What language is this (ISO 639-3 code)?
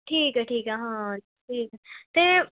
pan